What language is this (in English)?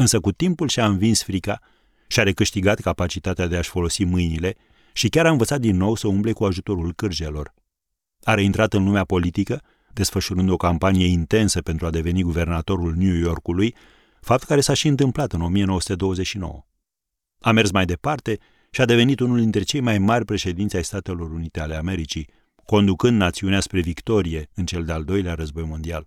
Romanian